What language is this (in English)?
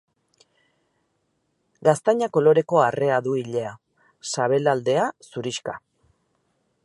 Basque